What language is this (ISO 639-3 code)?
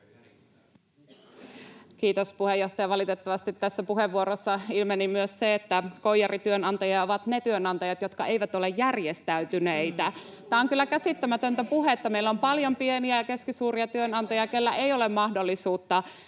fin